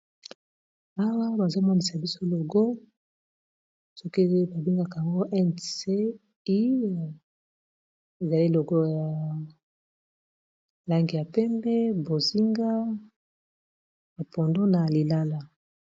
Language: Lingala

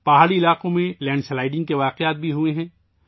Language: Urdu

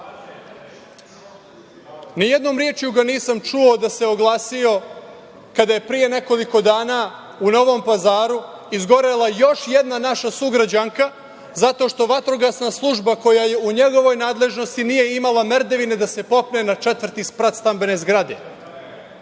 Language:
Serbian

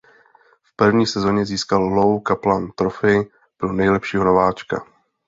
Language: Czech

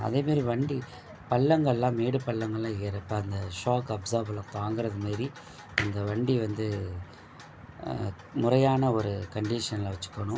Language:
Tamil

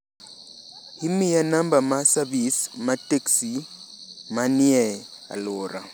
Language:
Luo (Kenya and Tanzania)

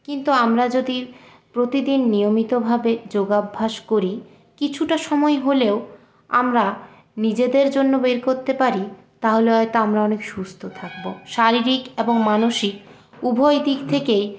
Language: Bangla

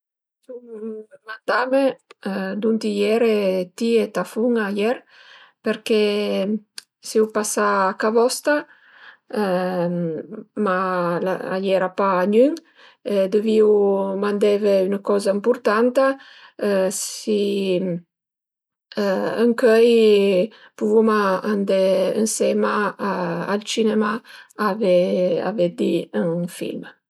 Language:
Piedmontese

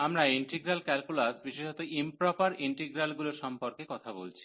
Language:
Bangla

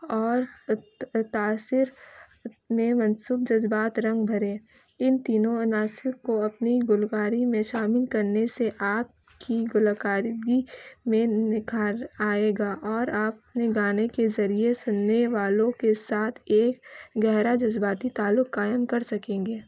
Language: Urdu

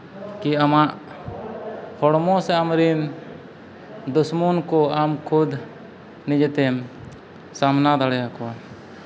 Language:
Santali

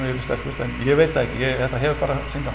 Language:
Icelandic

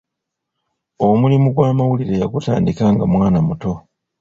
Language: Ganda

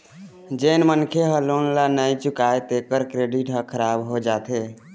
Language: Chhattisgarhi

